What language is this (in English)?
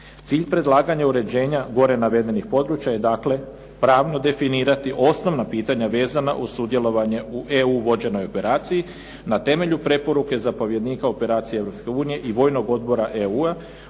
Croatian